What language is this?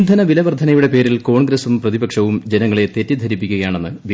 Malayalam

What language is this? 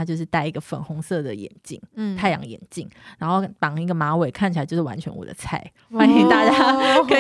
Chinese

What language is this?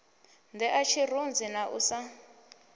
Venda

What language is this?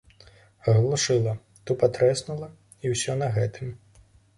Belarusian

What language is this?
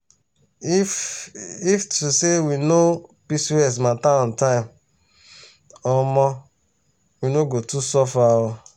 Nigerian Pidgin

